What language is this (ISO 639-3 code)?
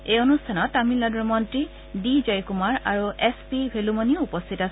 asm